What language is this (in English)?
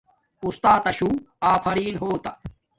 Domaaki